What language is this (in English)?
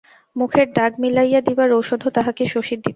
Bangla